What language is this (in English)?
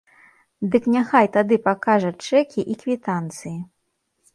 Belarusian